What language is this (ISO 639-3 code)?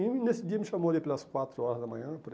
por